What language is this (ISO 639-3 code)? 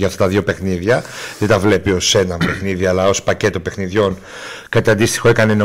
ell